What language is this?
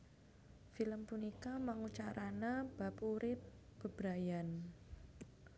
Javanese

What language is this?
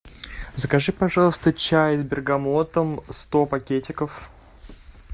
Russian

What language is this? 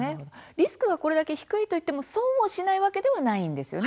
Japanese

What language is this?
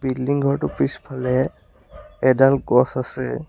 Assamese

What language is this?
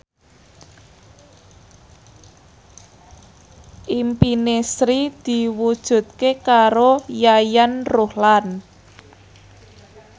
Javanese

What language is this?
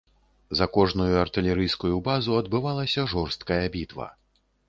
Belarusian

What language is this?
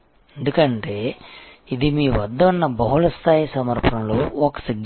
Telugu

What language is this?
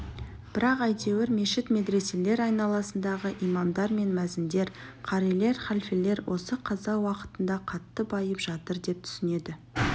Kazakh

